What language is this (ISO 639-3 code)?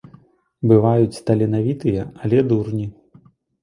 bel